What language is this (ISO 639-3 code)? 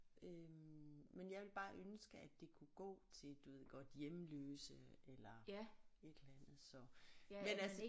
dan